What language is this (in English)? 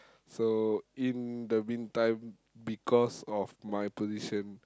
English